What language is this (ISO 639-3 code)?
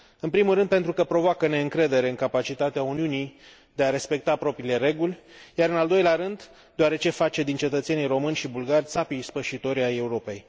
ron